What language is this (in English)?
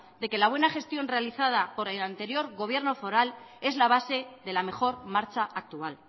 Spanish